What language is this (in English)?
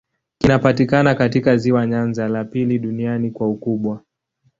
Swahili